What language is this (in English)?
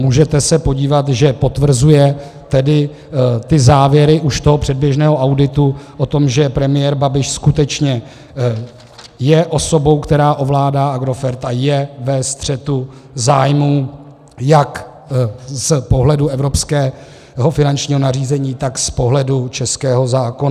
Czech